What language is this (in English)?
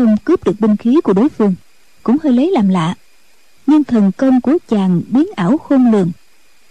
Vietnamese